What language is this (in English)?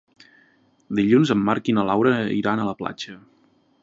Catalan